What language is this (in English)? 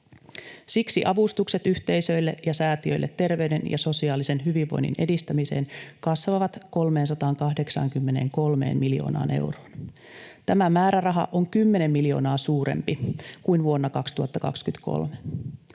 Finnish